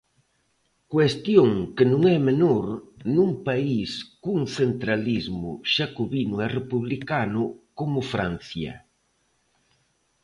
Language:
Galician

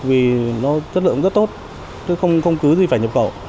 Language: Vietnamese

